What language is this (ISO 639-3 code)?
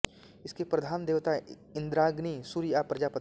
hin